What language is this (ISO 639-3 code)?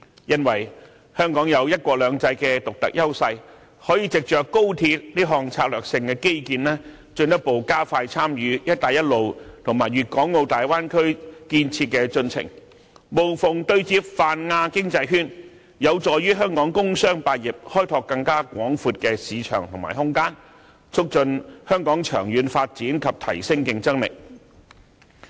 yue